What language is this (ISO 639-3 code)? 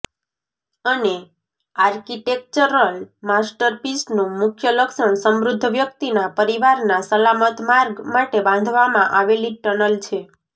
guj